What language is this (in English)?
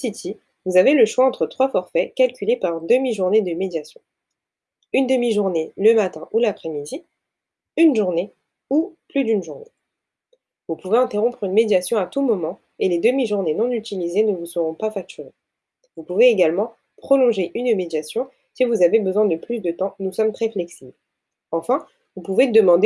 French